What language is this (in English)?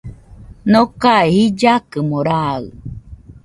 Nüpode Huitoto